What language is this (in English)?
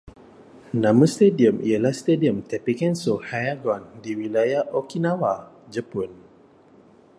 Malay